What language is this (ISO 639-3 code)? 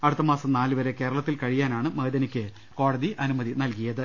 mal